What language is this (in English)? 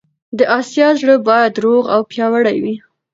Pashto